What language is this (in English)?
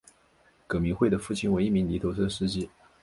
Chinese